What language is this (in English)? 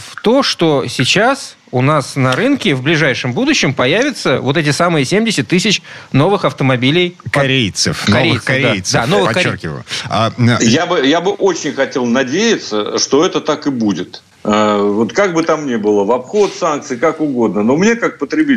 Russian